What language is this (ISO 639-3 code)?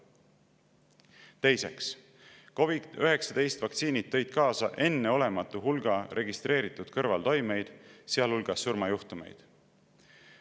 est